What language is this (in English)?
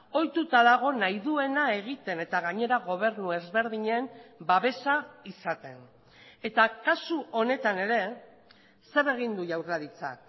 Basque